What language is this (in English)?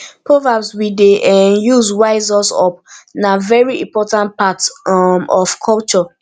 Nigerian Pidgin